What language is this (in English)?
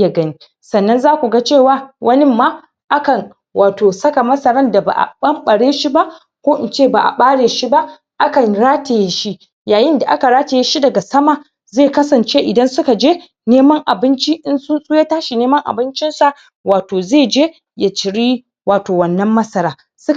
Hausa